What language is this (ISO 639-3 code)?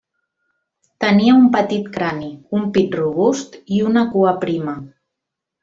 cat